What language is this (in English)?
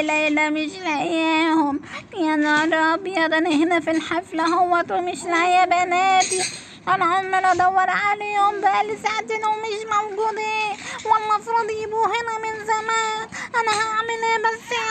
Arabic